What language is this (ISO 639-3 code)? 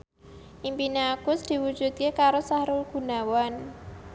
jav